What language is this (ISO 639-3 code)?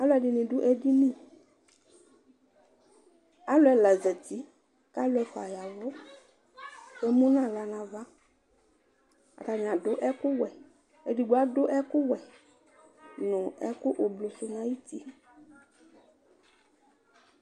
kpo